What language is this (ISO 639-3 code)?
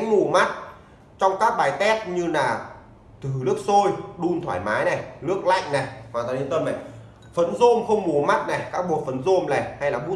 vie